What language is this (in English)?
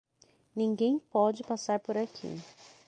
Portuguese